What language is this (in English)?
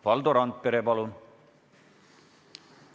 Estonian